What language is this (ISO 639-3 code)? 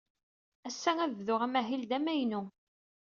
kab